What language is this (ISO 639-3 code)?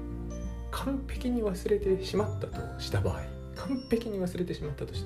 jpn